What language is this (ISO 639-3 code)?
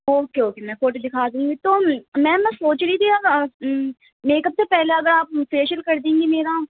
urd